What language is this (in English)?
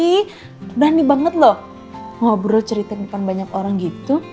Indonesian